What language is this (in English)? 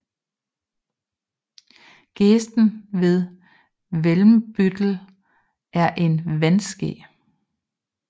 Danish